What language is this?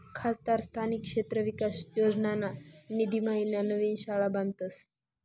Marathi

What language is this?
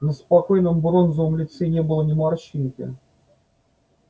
Russian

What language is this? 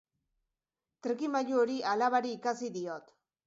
Basque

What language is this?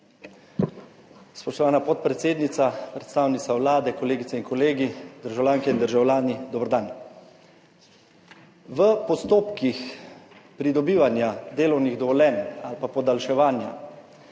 Slovenian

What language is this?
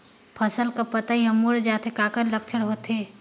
Chhattisgarhi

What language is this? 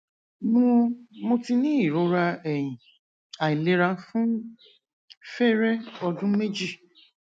Yoruba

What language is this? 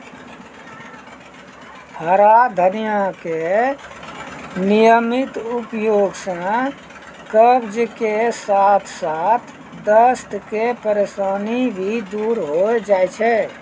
Maithili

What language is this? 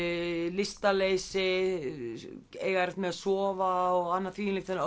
Icelandic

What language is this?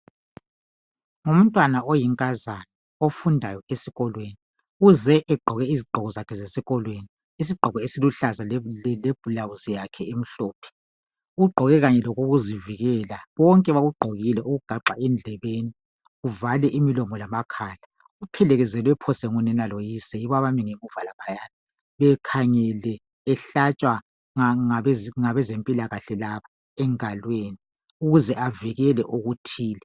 North Ndebele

